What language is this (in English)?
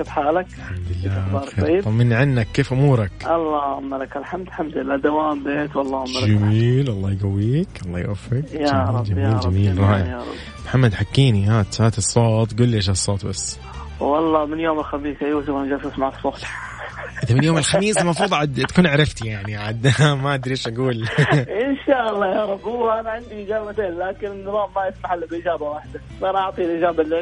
Arabic